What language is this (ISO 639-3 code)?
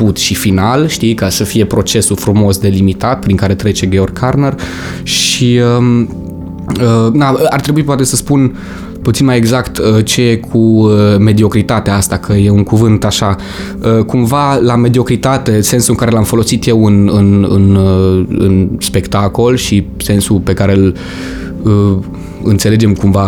ron